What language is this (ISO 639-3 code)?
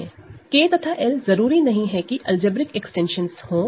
hin